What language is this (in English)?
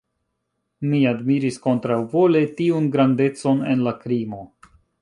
Esperanto